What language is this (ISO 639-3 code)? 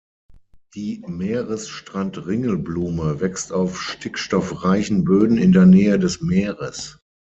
deu